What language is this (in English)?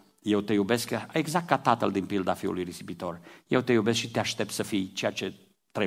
Romanian